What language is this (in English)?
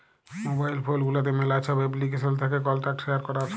Bangla